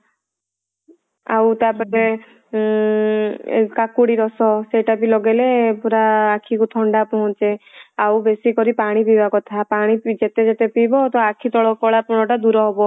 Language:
Odia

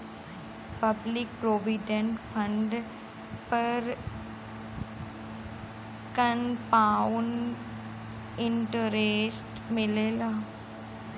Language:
Bhojpuri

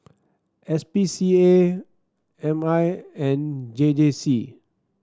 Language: English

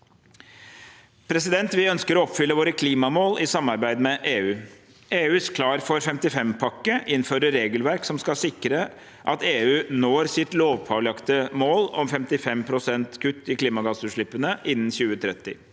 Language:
Norwegian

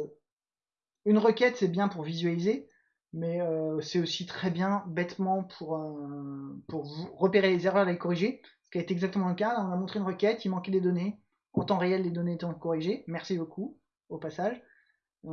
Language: French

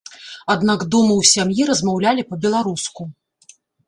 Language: Belarusian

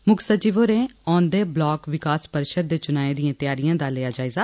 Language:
Dogri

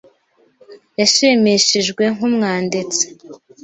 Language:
Kinyarwanda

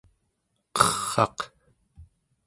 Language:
Central Yupik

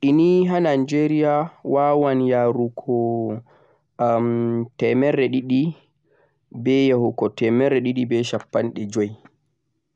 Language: Central-Eastern Niger Fulfulde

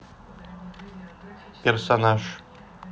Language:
Russian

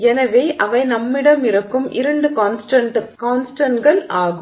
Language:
Tamil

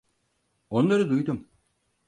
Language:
Turkish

